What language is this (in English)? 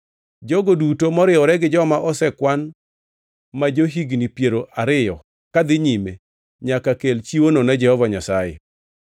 Luo (Kenya and Tanzania)